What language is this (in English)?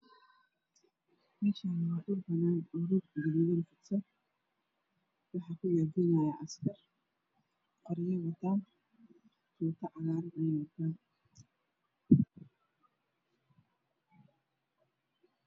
Somali